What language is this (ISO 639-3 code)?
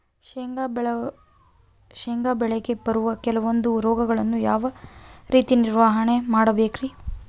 kan